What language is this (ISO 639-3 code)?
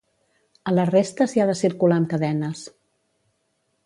cat